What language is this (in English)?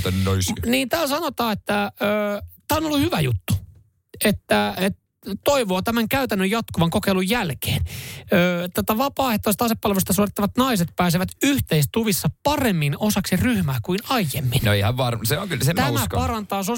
Finnish